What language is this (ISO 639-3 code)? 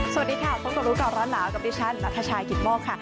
tha